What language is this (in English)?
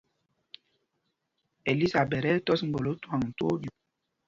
Mpumpong